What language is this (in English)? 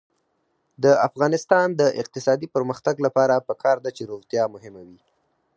Pashto